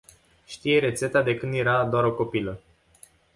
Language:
Romanian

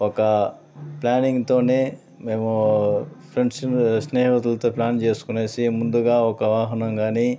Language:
Telugu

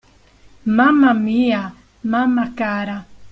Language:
Italian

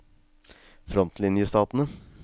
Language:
Norwegian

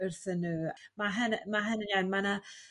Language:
Welsh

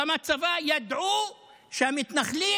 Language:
Hebrew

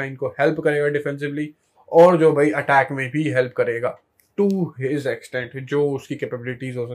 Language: Hindi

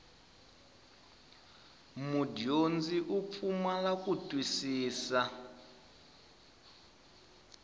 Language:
Tsonga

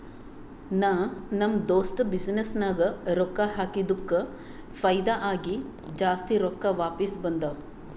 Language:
Kannada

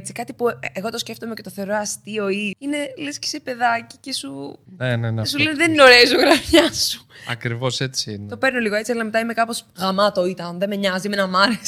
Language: Greek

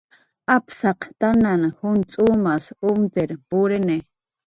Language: Jaqaru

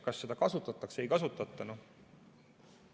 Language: Estonian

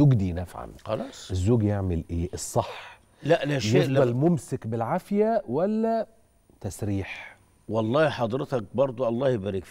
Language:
Arabic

